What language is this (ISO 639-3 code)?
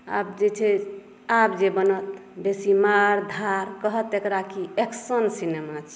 mai